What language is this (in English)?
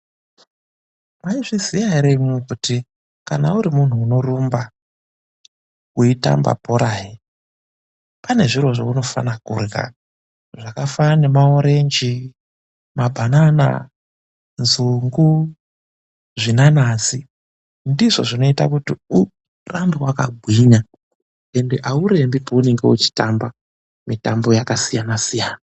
Ndau